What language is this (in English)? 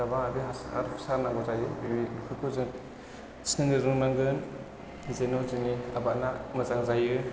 Bodo